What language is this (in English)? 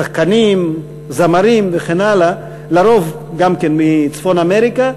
Hebrew